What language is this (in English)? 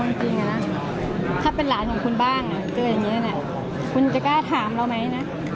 Thai